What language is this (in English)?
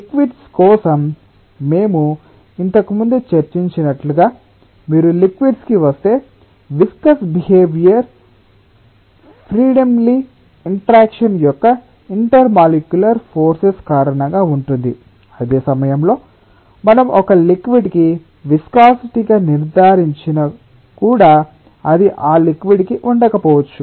Telugu